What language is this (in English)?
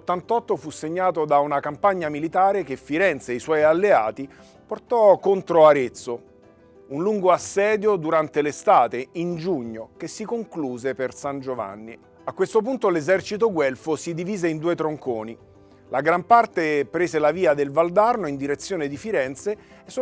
Italian